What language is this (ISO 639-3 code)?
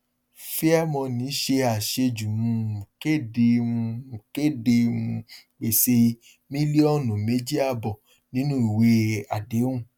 yor